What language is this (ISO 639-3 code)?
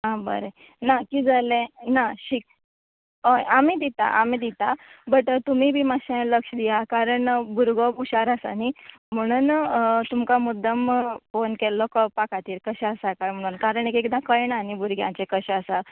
kok